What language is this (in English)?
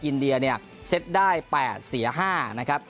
Thai